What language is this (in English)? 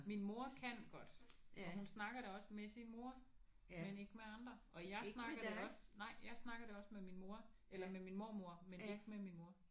Danish